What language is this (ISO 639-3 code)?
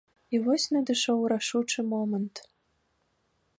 bel